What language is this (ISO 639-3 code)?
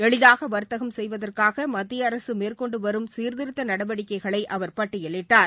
tam